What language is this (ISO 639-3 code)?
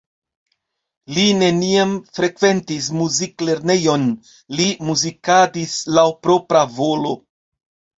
epo